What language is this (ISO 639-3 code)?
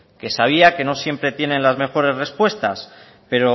spa